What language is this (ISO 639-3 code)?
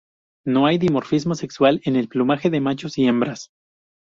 spa